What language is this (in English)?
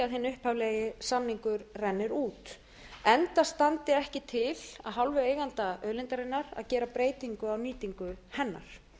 Icelandic